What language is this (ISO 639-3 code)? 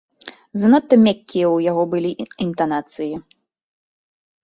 bel